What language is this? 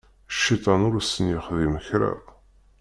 Kabyle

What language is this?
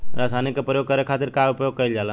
Bhojpuri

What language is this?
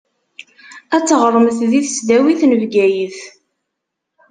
Kabyle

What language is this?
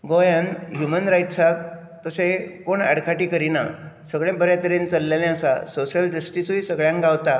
Konkani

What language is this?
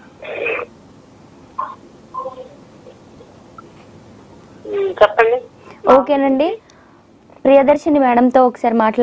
Telugu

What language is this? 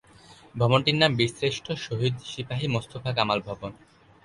Bangla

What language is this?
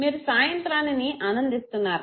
Telugu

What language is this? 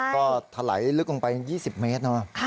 Thai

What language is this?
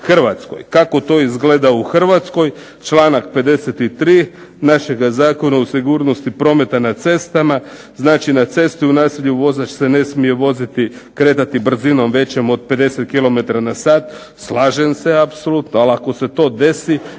Croatian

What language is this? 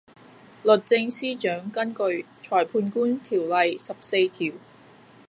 Cantonese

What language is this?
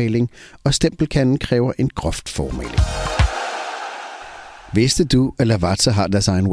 Danish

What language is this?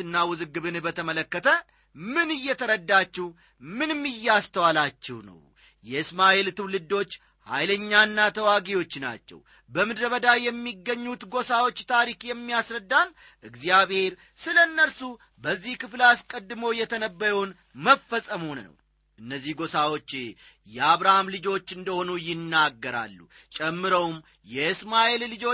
Amharic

